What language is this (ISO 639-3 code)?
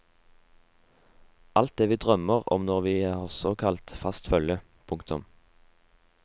nor